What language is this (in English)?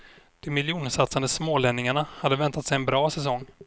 Swedish